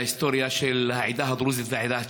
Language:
Hebrew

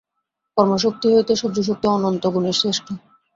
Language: Bangla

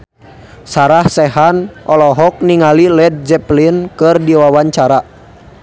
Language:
Sundanese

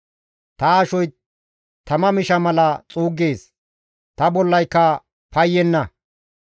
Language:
Gamo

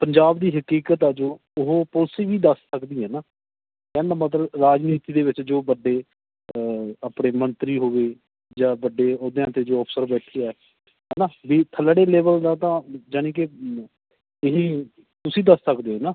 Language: Punjabi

